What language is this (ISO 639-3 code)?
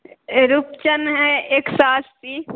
mai